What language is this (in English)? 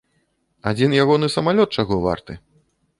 Belarusian